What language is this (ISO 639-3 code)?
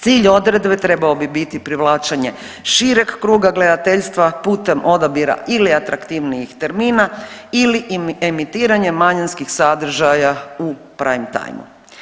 hrv